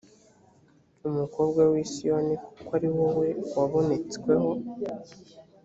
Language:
Kinyarwanda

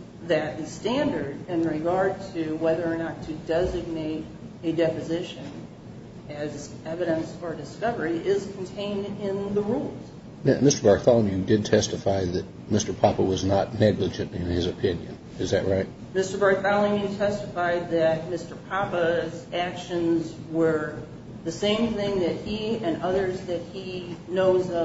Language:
English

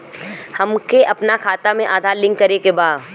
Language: Bhojpuri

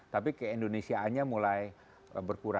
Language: Indonesian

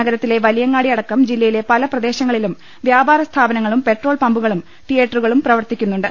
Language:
Malayalam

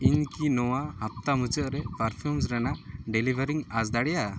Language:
Santali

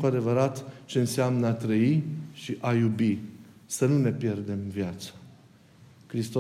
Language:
Romanian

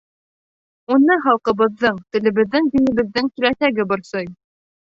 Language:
Bashkir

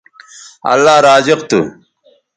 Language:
Bateri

